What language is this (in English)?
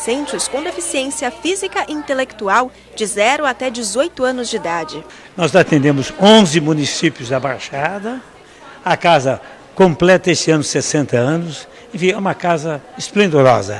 Portuguese